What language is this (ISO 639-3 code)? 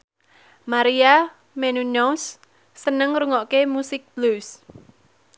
jav